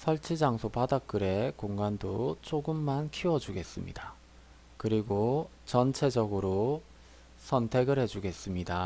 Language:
Korean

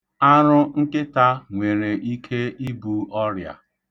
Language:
Igbo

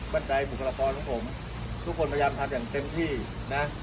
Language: Thai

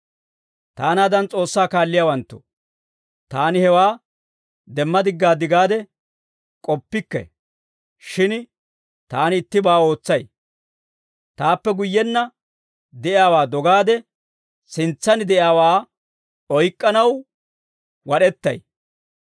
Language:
Dawro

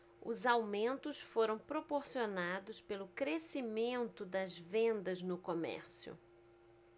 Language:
Portuguese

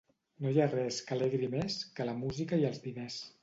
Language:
Catalan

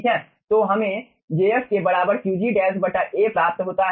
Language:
Hindi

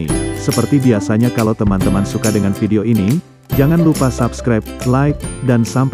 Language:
Indonesian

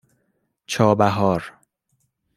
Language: Persian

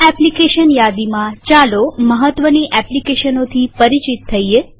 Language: Gujarati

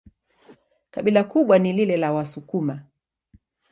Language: Swahili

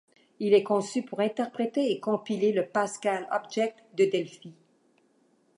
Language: French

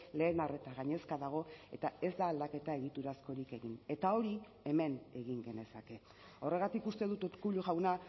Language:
Basque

